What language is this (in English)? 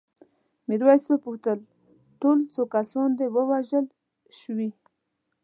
Pashto